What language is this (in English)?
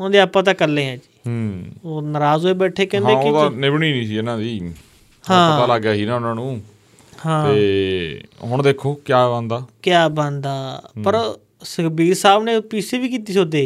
Punjabi